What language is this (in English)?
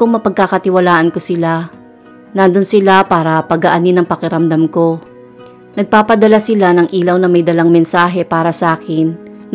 Filipino